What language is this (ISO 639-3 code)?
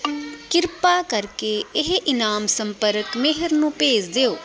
pan